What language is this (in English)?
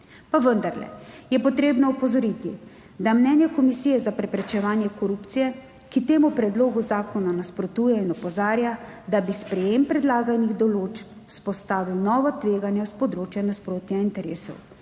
Slovenian